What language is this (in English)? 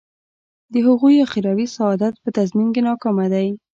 Pashto